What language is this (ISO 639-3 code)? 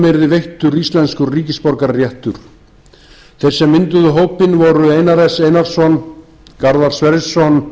isl